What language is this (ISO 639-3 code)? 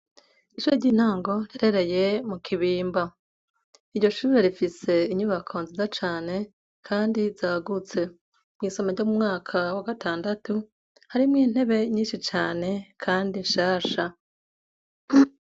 run